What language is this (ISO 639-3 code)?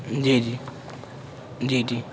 urd